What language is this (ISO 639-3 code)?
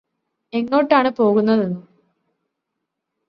mal